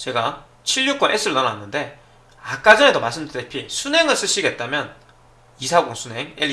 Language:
Korean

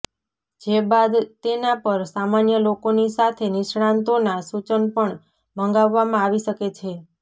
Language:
Gujarati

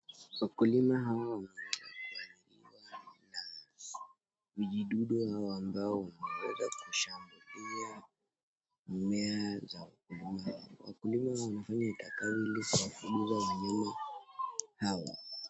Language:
Swahili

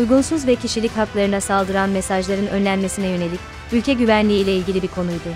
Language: Turkish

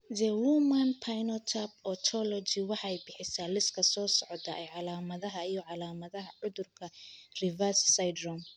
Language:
Somali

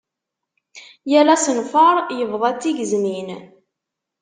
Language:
Kabyle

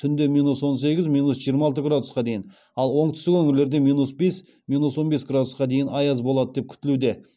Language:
Kazakh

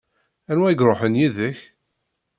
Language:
Kabyle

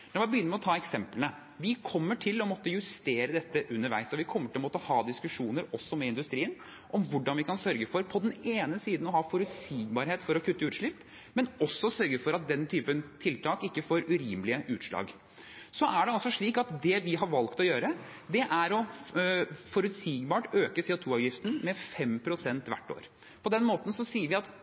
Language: Norwegian Bokmål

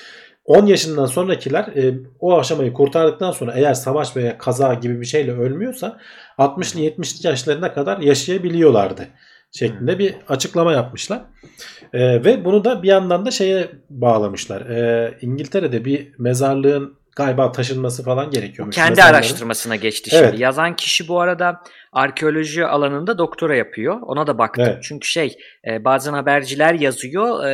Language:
Turkish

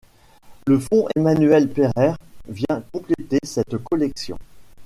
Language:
French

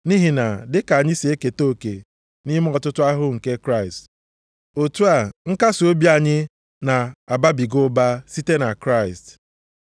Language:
Igbo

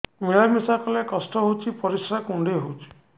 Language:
Odia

